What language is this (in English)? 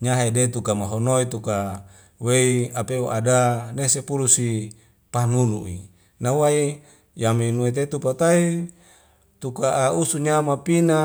Wemale